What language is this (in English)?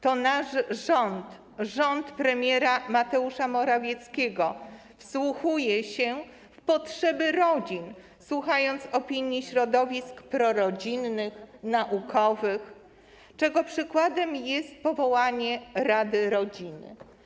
Polish